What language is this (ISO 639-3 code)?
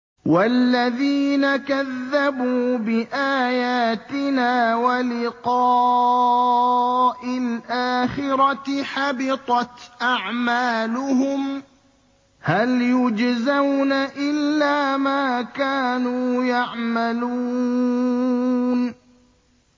ara